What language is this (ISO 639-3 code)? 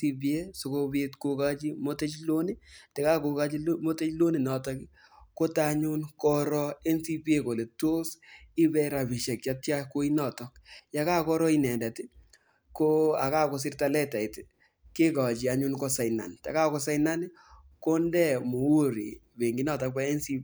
kln